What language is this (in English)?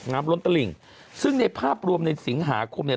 Thai